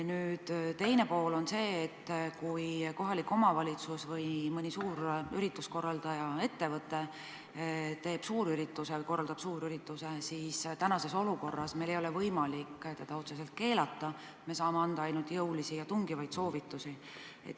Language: Estonian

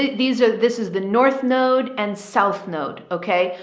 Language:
English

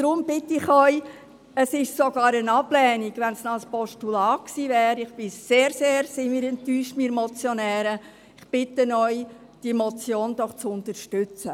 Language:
Swiss German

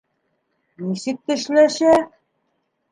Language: Bashkir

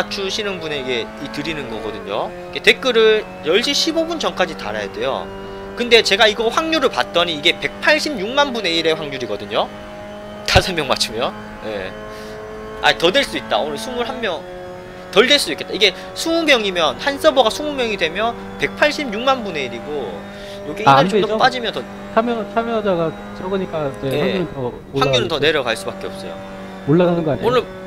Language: Korean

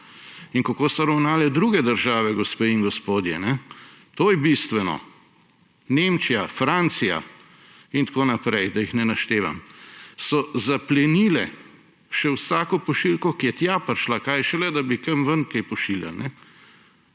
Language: Slovenian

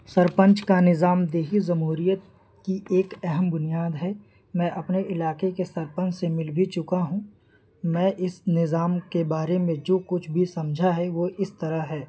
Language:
Urdu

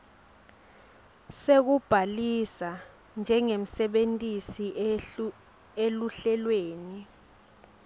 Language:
Swati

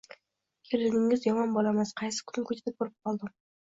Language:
Uzbek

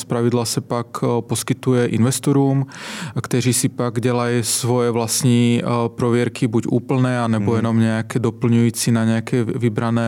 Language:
Czech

